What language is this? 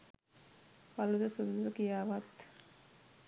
Sinhala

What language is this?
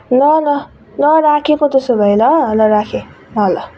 Nepali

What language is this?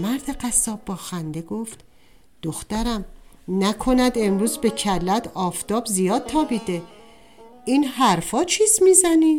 Persian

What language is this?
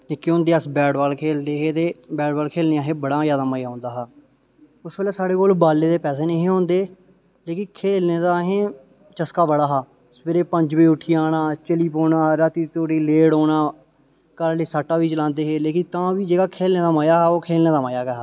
Dogri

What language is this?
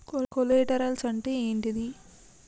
Telugu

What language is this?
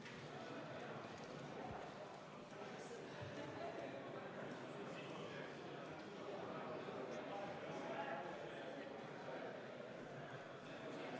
Estonian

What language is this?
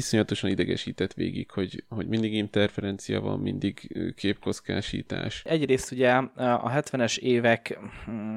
Hungarian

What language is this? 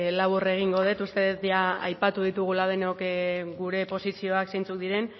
Basque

